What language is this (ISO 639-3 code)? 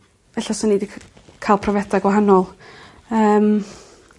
cym